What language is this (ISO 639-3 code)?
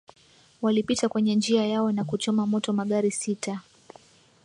swa